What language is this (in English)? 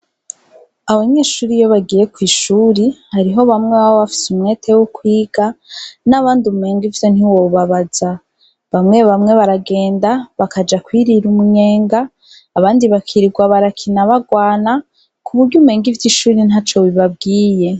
Rundi